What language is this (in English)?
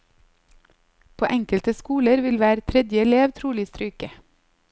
Norwegian